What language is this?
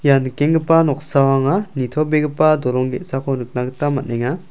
Garo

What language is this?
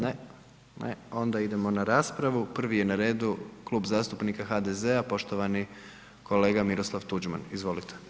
Croatian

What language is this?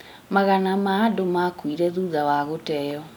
Kikuyu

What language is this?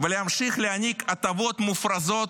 Hebrew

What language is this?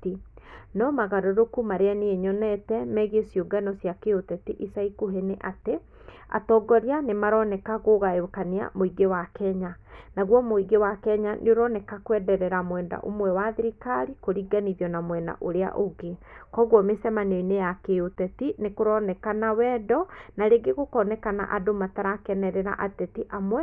Kikuyu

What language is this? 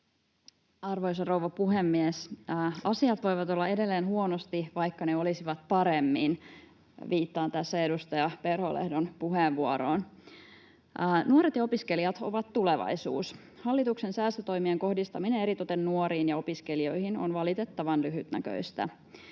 Finnish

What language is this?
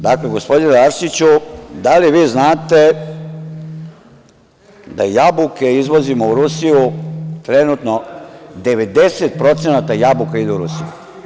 Serbian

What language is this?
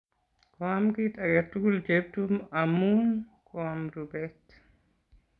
Kalenjin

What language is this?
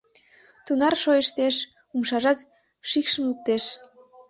Mari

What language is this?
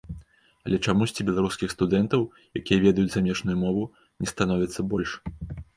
Belarusian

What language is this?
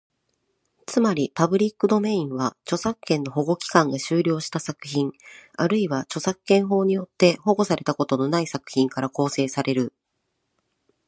Japanese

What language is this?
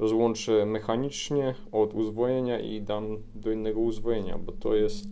Polish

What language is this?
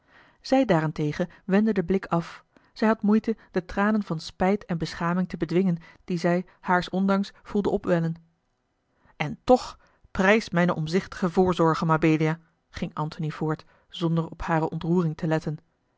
Dutch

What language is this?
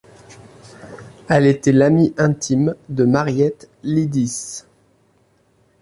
French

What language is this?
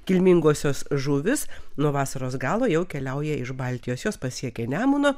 Lithuanian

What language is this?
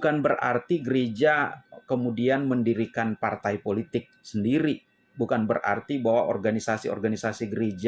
Indonesian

